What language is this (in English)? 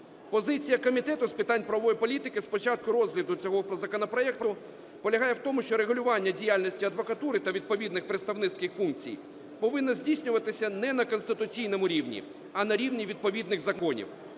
Ukrainian